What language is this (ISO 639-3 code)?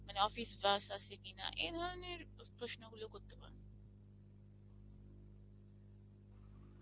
ben